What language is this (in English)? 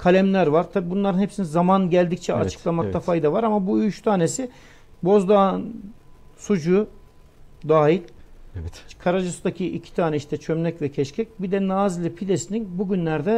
Turkish